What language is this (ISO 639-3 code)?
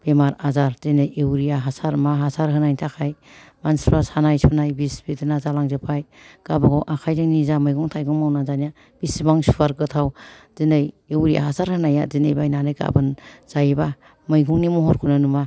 brx